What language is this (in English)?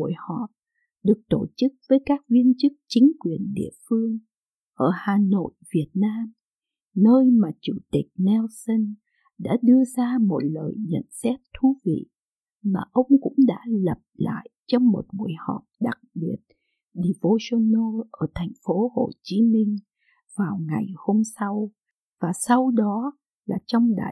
Vietnamese